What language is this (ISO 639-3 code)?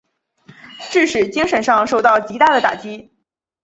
zho